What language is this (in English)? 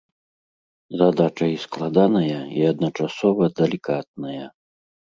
Belarusian